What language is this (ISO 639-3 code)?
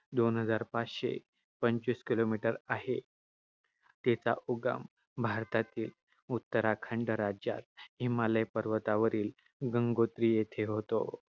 mar